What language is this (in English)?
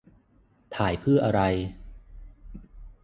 Thai